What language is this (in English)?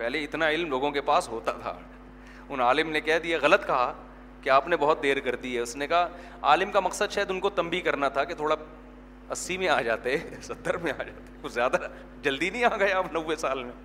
Urdu